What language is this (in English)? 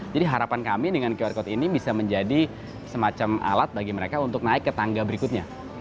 Indonesian